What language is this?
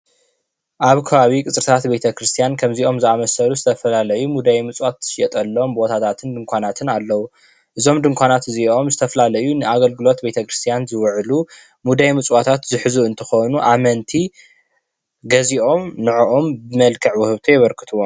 Tigrinya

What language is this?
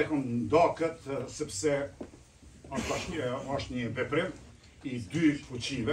Romanian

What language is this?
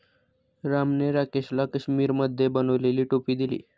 Marathi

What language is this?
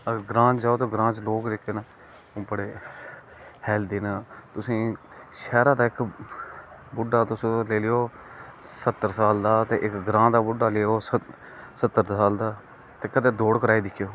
Dogri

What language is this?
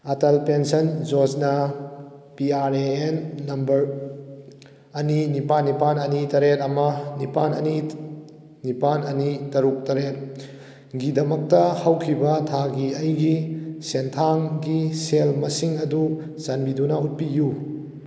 Manipuri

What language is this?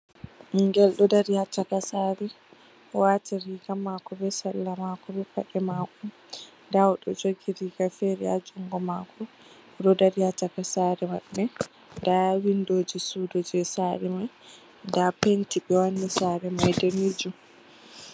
Fula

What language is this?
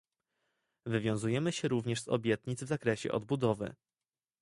Polish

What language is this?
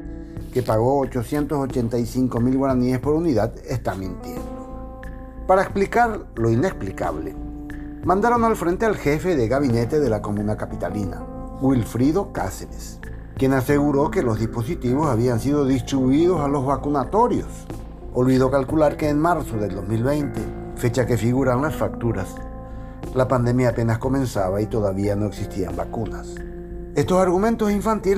Spanish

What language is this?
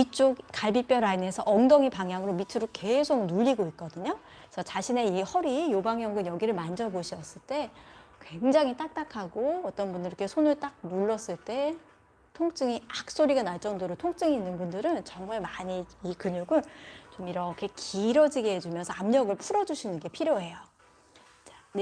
Korean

